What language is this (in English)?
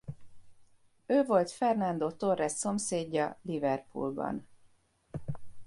Hungarian